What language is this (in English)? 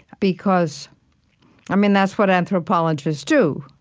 English